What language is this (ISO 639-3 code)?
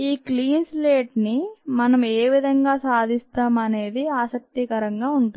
tel